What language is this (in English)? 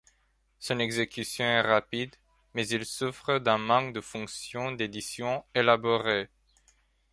French